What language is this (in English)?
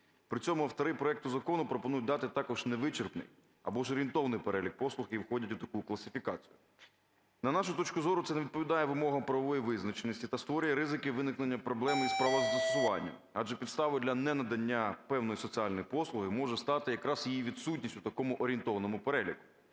Ukrainian